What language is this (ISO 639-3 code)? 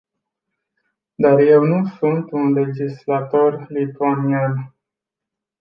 ron